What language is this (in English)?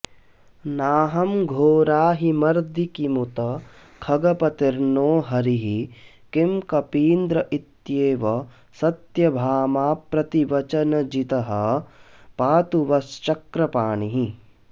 Sanskrit